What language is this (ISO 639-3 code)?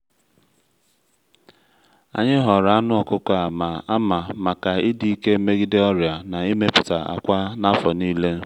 ibo